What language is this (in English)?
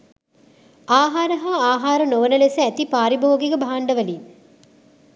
Sinhala